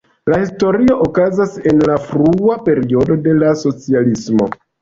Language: Esperanto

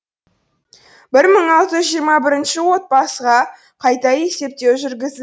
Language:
Kazakh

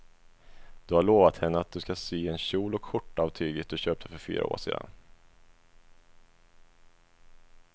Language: Swedish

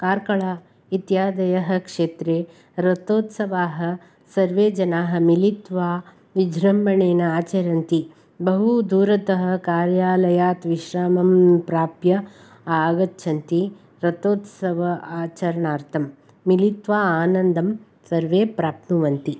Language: Sanskrit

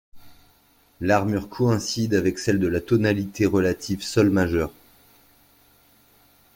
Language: French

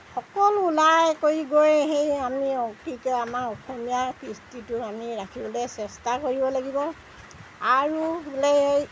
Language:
Assamese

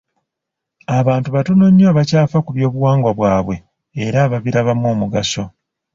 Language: Ganda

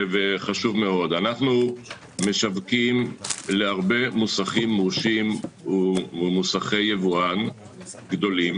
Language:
Hebrew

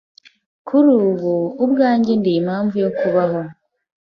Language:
Kinyarwanda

